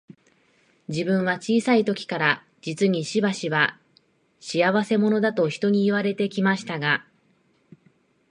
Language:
Japanese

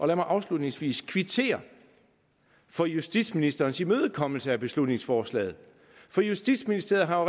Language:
Danish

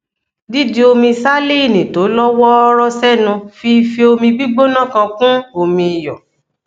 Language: Yoruba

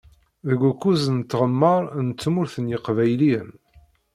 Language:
Kabyle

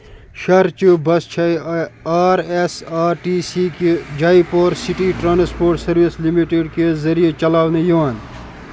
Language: Kashmiri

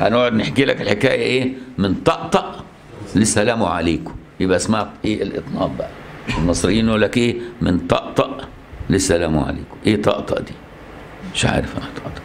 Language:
Arabic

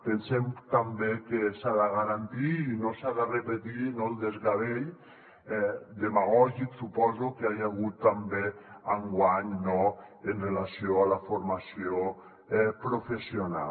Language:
Catalan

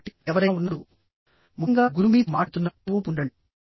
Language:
Telugu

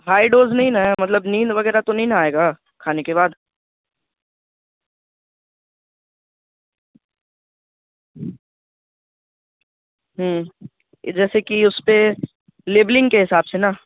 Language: Urdu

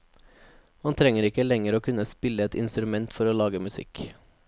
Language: Norwegian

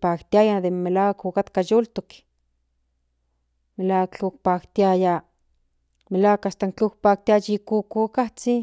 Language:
Central Nahuatl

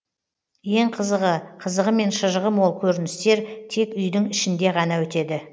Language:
Kazakh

